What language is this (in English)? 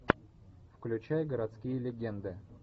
Russian